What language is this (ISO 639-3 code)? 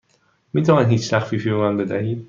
fas